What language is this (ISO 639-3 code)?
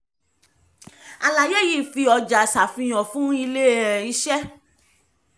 yor